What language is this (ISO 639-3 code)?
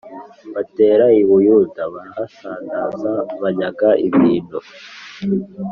kin